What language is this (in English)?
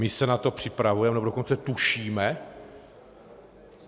Czech